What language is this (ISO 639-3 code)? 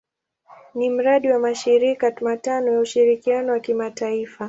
swa